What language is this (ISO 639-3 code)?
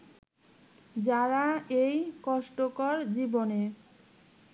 ben